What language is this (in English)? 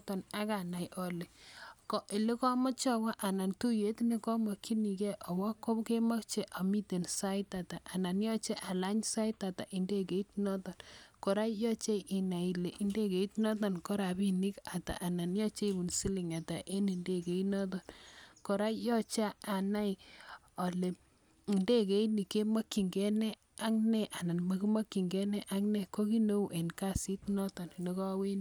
Kalenjin